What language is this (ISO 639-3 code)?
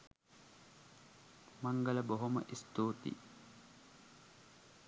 sin